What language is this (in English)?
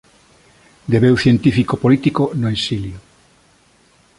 Galician